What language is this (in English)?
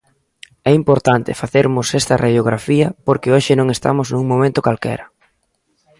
Galician